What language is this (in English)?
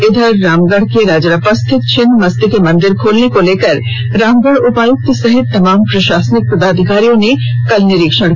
Hindi